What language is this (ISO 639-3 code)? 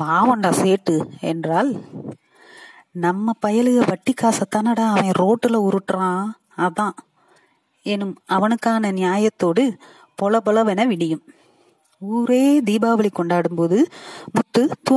tam